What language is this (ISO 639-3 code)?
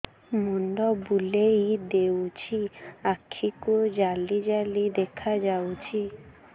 ori